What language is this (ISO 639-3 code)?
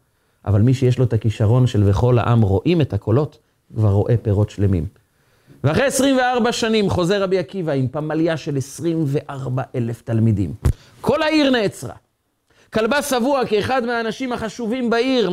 heb